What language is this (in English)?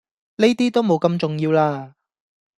Cantonese